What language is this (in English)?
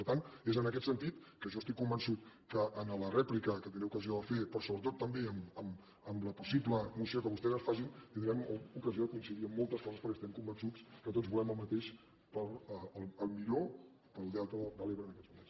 Catalan